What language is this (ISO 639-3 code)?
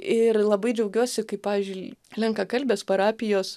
lit